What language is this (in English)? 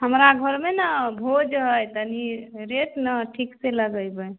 Maithili